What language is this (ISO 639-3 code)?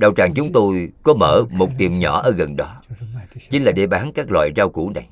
vie